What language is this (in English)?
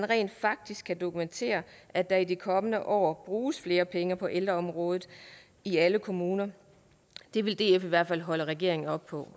Danish